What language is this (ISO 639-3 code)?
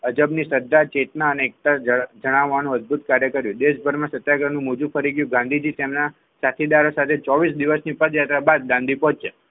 guj